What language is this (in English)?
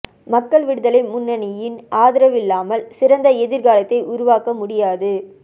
Tamil